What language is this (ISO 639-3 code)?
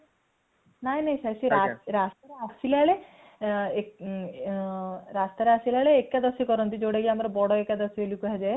ori